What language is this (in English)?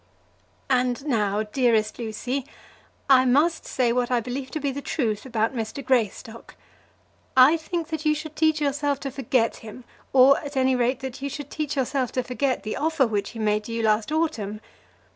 English